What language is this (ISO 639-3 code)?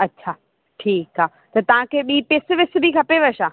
snd